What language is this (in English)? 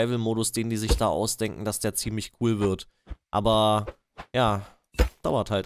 German